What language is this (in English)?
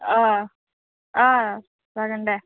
Bodo